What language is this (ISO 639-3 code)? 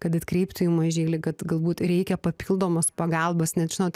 lit